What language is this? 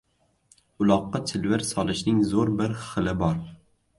Uzbek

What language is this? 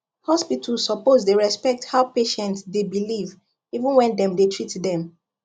Nigerian Pidgin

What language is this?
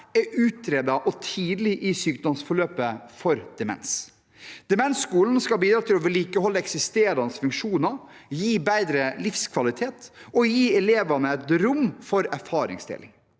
Norwegian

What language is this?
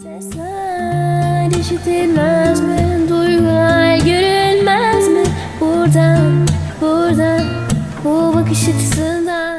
Turkish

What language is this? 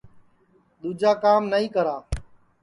Sansi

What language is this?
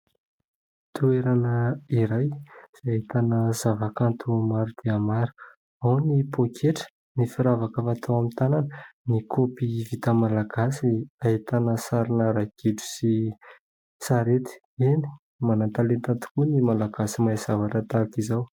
Malagasy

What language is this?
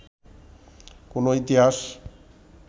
Bangla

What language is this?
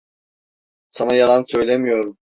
Turkish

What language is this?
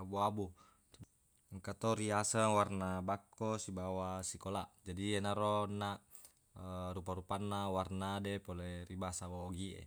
Buginese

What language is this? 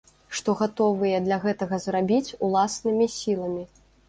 Belarusian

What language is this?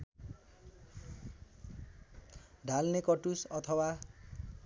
Nepali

